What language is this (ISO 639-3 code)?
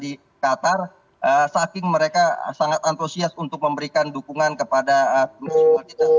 ind